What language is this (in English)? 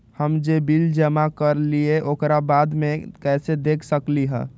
Magahi